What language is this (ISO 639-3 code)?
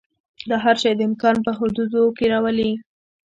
pus